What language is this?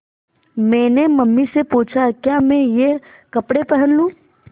Hindi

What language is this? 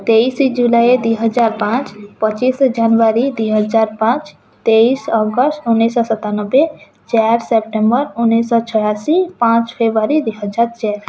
Odia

